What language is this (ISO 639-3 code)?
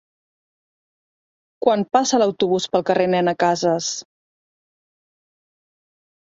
cat